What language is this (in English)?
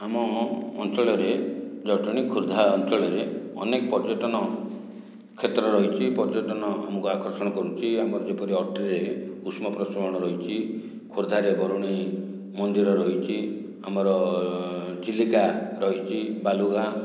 Odia